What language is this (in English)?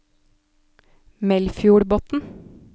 Norwegian